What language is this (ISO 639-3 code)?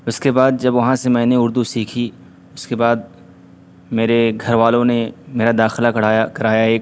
urd